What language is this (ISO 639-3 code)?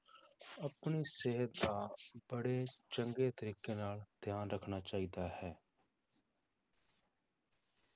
pan